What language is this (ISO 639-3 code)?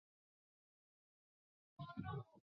zho